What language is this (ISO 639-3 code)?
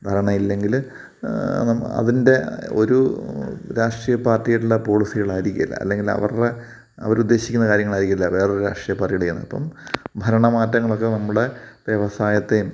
mal